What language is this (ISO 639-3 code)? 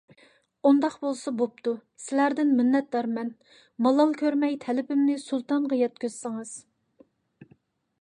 uig